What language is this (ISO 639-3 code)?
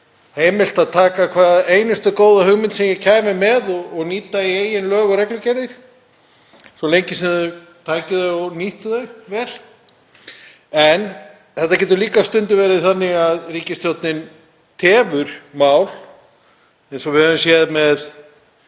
isl